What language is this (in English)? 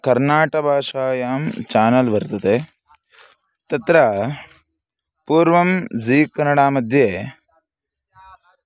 Sanskrit